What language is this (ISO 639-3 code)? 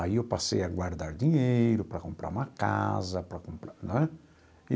por